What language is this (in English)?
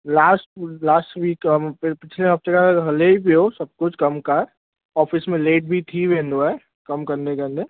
Sindhi